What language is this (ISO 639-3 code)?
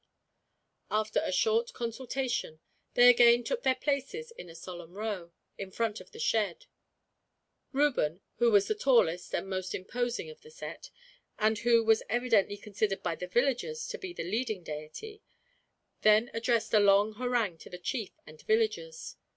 eng